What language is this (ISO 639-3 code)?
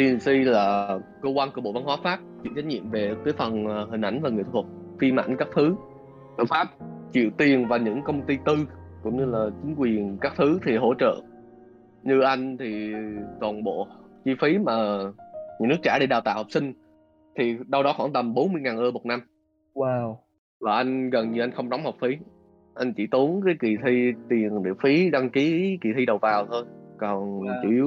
vie